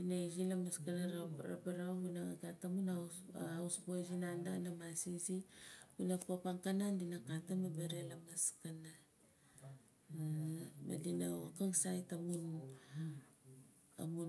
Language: Nalik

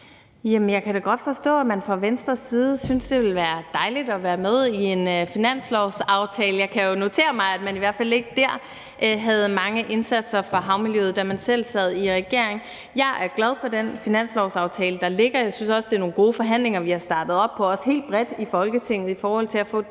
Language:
Danish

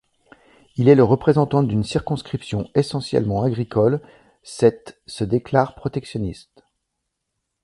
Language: French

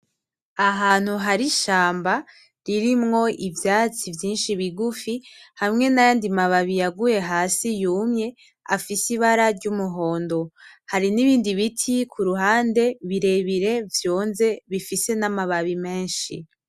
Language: Rundi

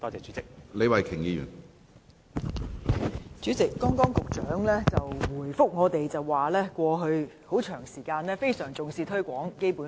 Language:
Cantonese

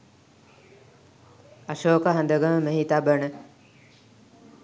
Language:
Sinhala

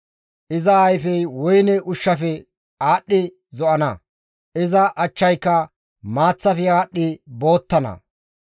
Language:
Gamo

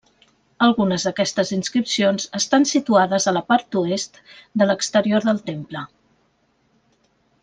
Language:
Catalan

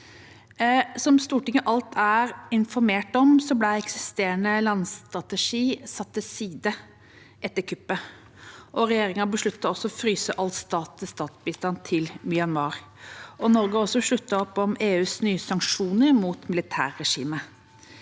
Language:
Norwegian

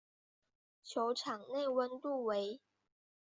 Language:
Chinese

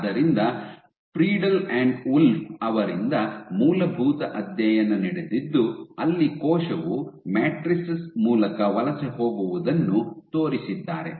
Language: Kannada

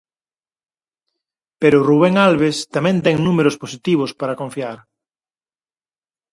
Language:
Galician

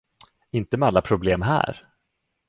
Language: Swedish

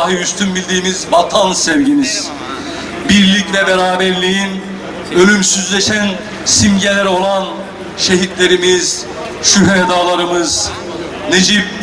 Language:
Turkish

